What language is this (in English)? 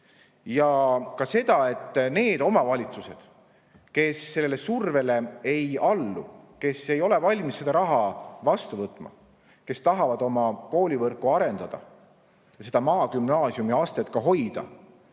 Estonian